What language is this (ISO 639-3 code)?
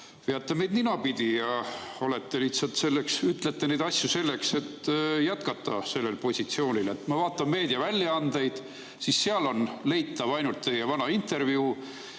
est